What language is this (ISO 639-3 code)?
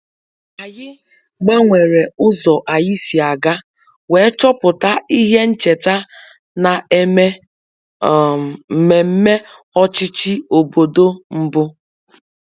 ibo